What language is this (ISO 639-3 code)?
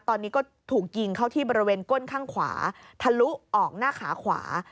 tha